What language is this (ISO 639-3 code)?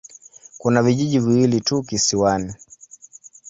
swa